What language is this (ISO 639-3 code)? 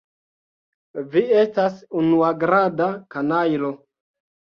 epo